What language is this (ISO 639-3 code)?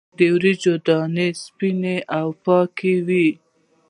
pus